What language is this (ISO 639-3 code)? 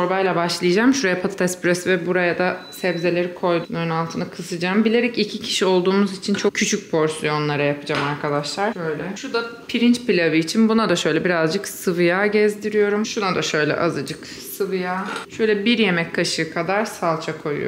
tur